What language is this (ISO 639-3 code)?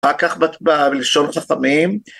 heb